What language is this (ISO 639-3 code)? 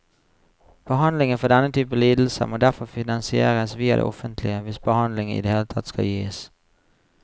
nor